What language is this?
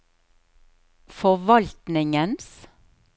Norwegian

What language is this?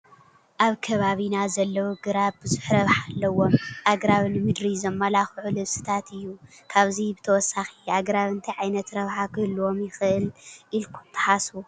Tigrinya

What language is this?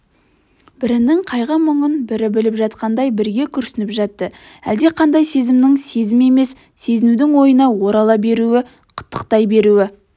Kazakh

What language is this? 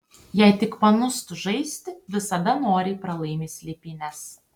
Lithuanian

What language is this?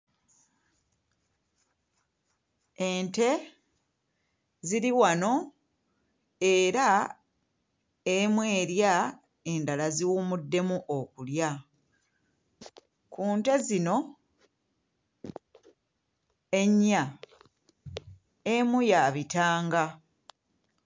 Ganda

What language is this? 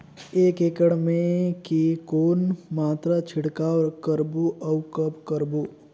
Chhattisgarhi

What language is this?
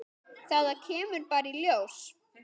Icelandic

